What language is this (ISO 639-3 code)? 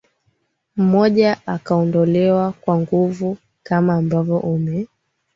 swa